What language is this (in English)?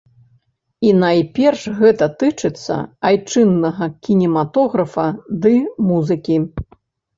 Belarusian